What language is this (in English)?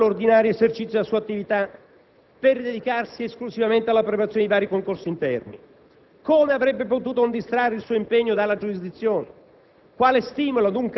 Italian